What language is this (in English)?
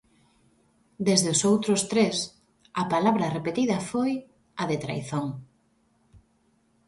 Galician